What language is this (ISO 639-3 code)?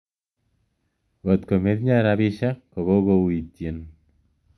kln